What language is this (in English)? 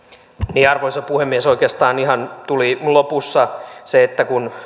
Finnish